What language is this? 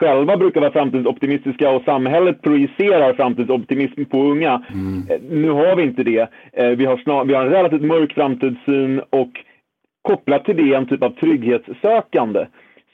Swedish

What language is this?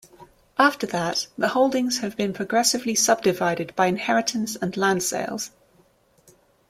English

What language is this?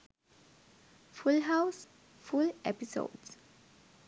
Sinhala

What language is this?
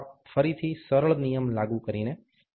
Gujarati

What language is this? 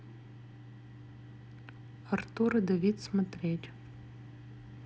Russian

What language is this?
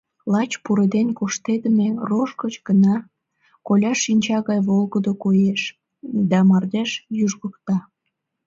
Mari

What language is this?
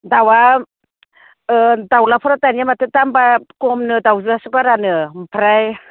Bodo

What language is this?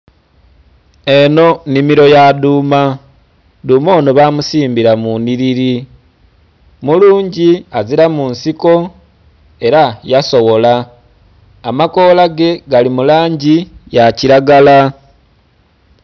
Soga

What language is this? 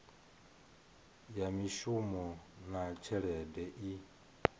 Venda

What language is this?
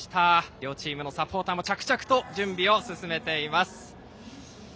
Japanese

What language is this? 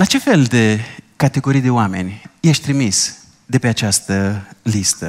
Romanian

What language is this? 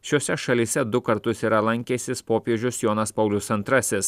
Lithuanian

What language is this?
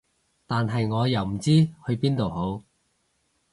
Cantonese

